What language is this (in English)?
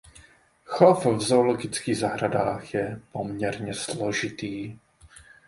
Czech